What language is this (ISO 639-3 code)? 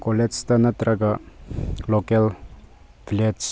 mni